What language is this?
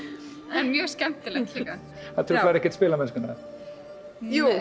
Icelandic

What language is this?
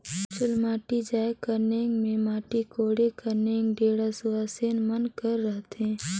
Chhattisgarhi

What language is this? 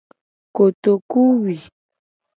Gen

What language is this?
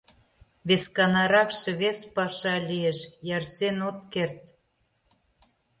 Mari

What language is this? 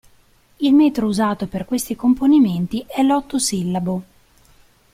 Italian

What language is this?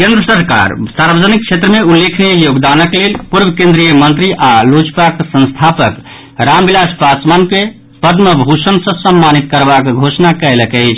Maithili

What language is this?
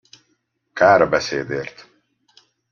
Hungarian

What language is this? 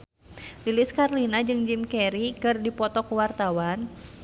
Sundanese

